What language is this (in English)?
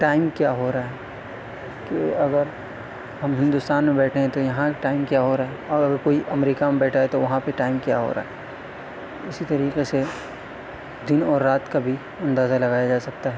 Urdu